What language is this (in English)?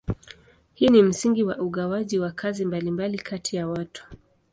Swahili